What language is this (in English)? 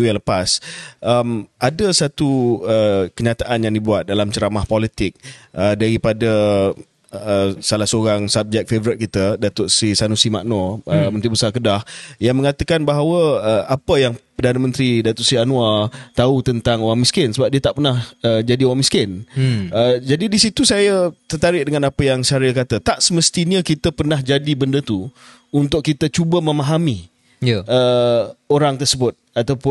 Malay